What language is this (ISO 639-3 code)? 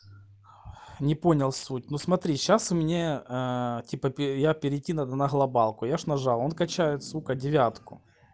rus